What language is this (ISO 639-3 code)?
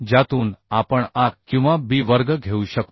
mar